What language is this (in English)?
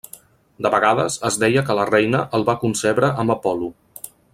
Catalan